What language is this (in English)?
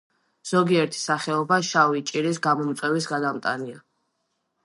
Georgian